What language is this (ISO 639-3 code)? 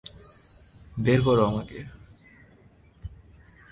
ben